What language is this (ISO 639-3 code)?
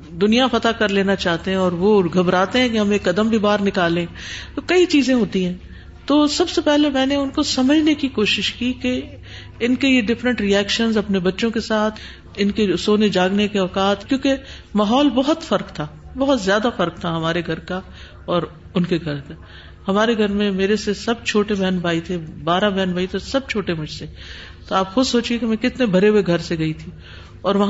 urd